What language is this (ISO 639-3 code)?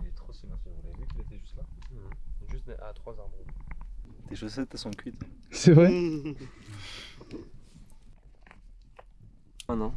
fra